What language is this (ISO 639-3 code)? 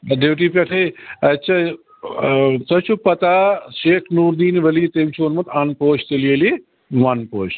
kas